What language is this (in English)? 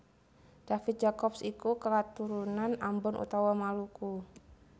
Javanese